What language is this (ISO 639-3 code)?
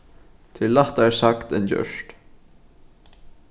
fao